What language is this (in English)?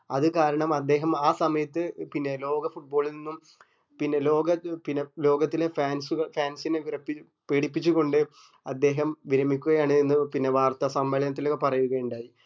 Malayalam